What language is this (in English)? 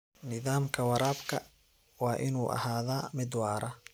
Somali